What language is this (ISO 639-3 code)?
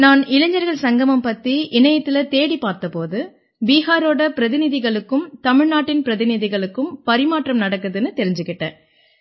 tam